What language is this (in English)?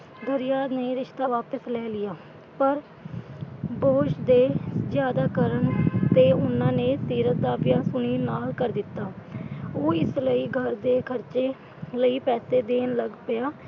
Punjabi